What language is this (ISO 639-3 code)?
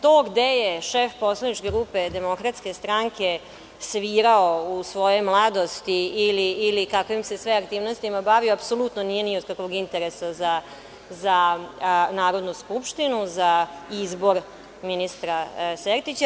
srp